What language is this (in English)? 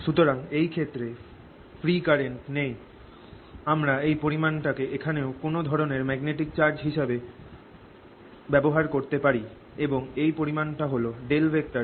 Bangla